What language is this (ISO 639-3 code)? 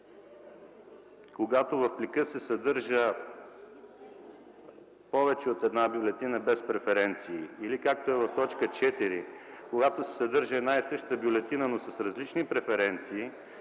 bul